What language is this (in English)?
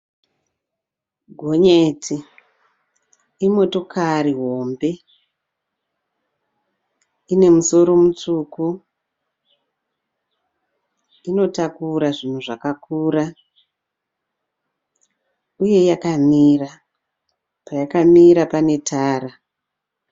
Shona